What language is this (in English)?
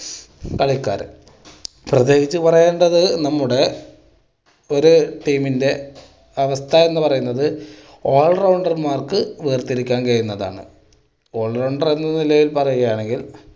Malayalam